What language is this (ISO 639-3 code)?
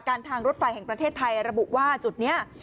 tha